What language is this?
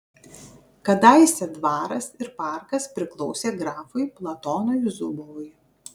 Lithuanian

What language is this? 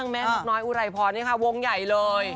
Thai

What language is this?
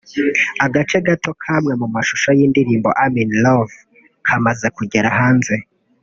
Kinyarwanda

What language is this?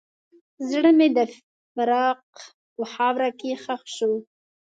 Pashto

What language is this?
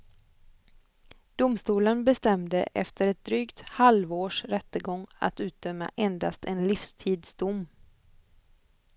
Swedish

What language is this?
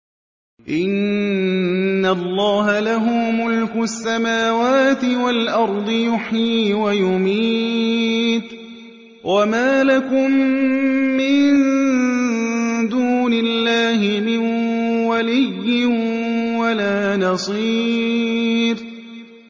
Arabic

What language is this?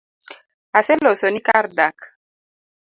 Luo (Kenya and Tanzania)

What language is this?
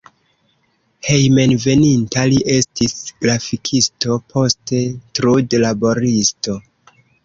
Esperanto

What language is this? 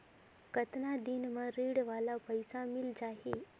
Chhattisgarhi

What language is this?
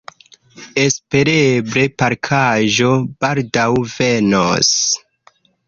Esperanto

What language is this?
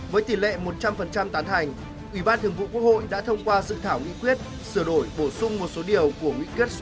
Vietnamese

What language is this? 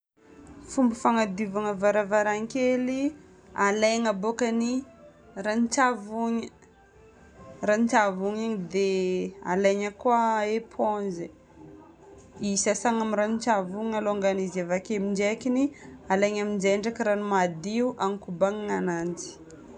Northern Betsimisaraka Malagasy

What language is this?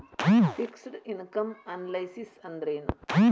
Kannada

